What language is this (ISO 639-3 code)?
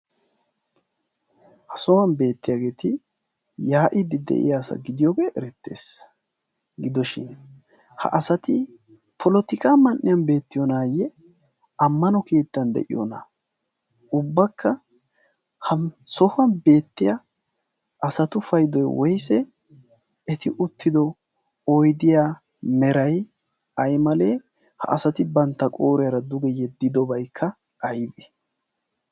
wal